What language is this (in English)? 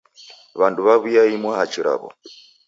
Taita